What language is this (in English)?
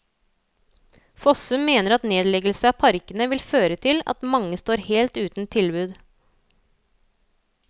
Norwegian